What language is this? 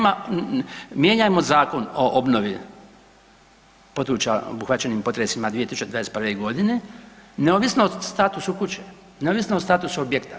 Croatian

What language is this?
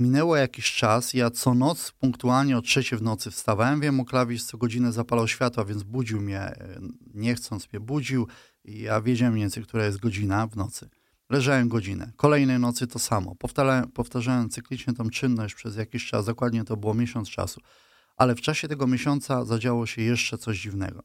Polish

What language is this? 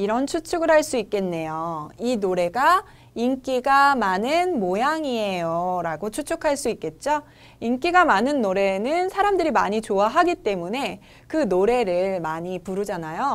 Korean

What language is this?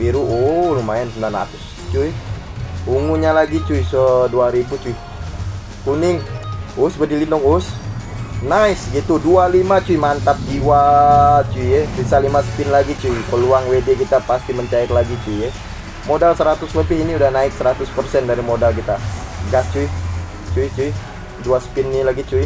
Indonesian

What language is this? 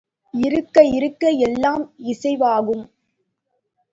Tamil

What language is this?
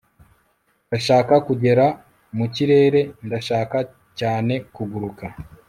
Kinyarwanda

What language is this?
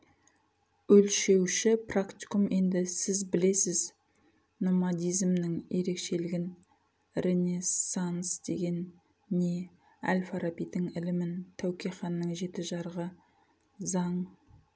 Kazakh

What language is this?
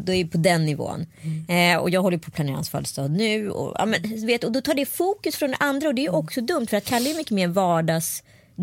Swedish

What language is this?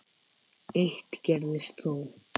Icelandic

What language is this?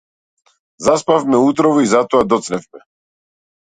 Macedonian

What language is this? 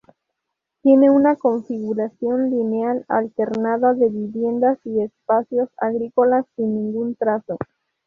Spanish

